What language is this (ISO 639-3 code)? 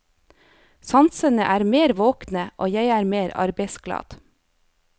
nor